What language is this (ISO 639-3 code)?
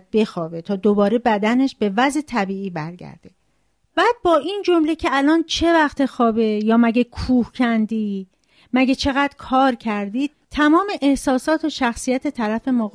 fas